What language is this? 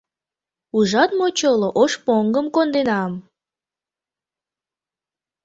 Mari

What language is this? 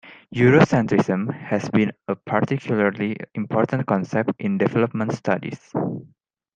English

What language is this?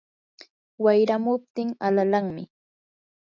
Yanahuanca Pasco Quechua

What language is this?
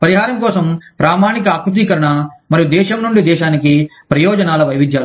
Telugu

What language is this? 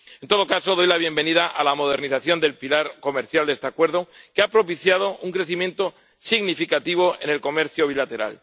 Spanish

